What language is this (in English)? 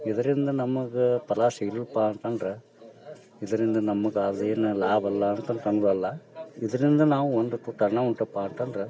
Kannada